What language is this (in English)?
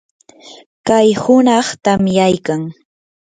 Yanahuanca Pasco Quechua